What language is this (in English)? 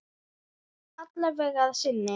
Icelandic